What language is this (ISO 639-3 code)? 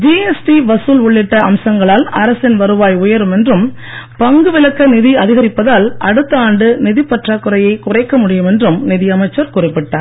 tam